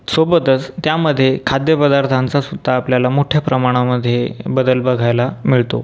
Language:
Marathi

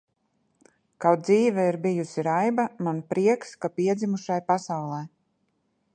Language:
Latvian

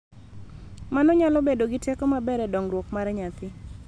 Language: Luo (Kenya and Tanzania)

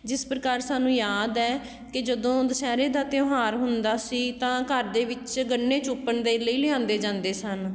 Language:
Punjabi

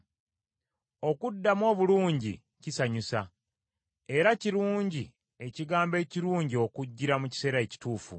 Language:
Ganda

